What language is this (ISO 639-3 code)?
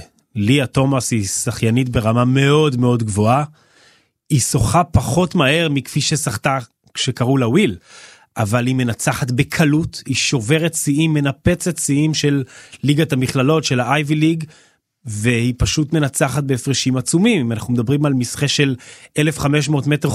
heb